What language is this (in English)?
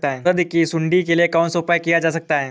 Hindi